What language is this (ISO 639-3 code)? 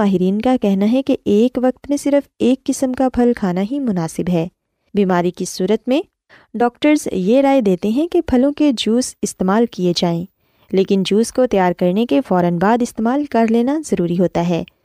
urd